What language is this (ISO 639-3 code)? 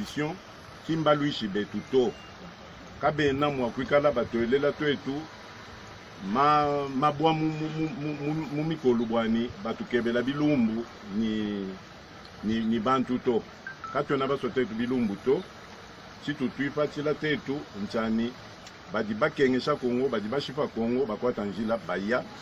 fra